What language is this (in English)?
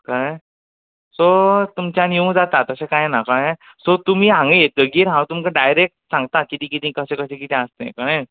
Konkani